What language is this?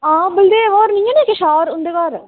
Dogri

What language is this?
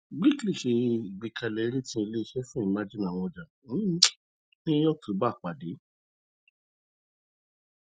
Yoruba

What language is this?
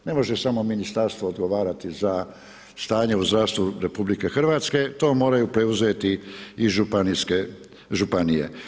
Croatian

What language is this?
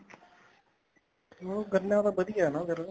Punjabi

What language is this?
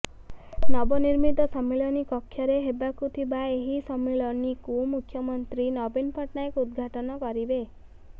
Odia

